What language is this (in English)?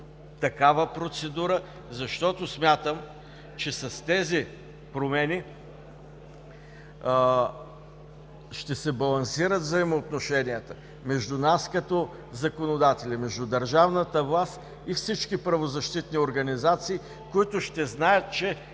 Bulgarian